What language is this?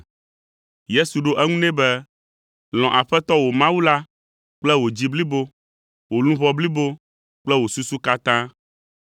Ewe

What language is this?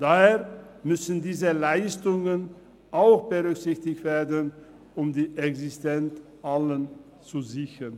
Swiss German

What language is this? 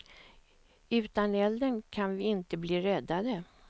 Swedish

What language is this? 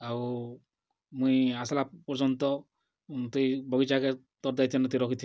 Odia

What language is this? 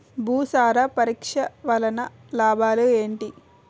Telugu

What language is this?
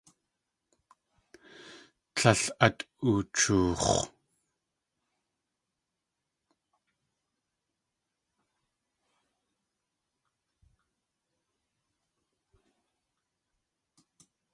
Tlingit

